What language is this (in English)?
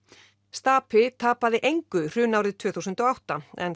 Icelandic